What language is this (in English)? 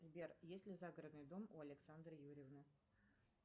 Russian